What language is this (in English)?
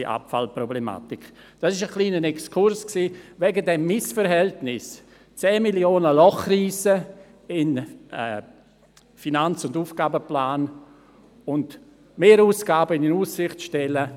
Swiss German